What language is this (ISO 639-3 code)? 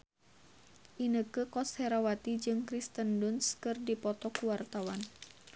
sun